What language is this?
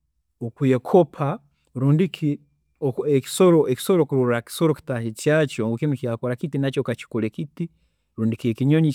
Tooro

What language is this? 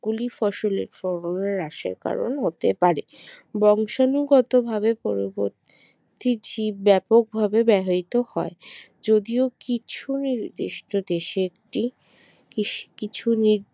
Bangla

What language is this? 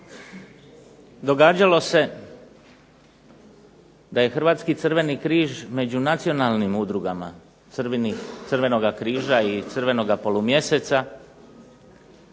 Croatian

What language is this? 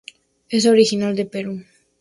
Spanish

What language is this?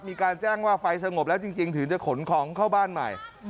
Thai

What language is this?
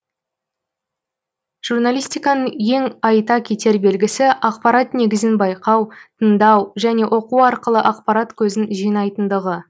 Kazakh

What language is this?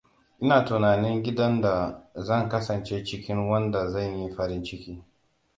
Hausa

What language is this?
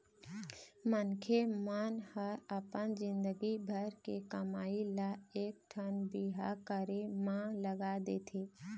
Chhattisgarhi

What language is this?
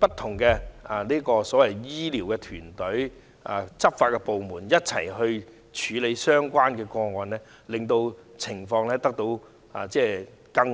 Cantonese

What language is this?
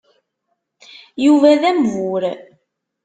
Kabyle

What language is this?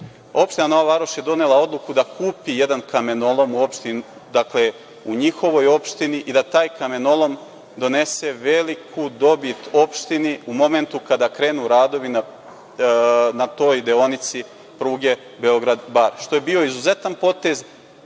Serbian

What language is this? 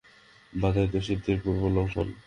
Bangla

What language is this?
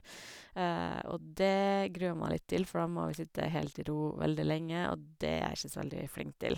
Norwegian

